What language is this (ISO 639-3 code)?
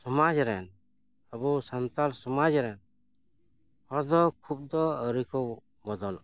sat